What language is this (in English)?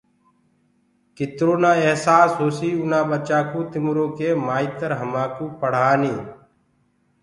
Gurgula